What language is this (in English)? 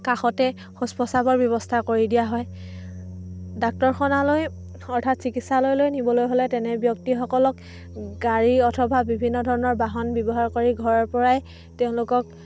Assamese